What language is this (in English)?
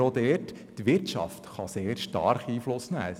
Swiss German